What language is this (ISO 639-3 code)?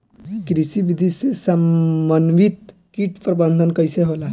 bho